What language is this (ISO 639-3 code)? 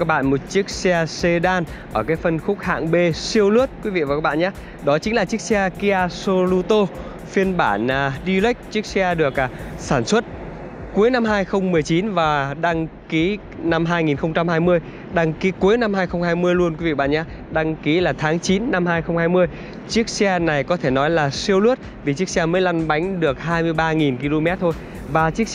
vie